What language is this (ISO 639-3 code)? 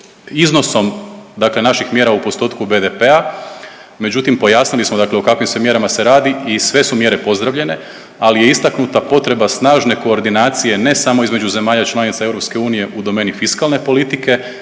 hrv